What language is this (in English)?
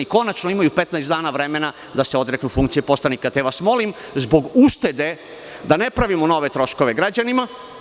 Serbian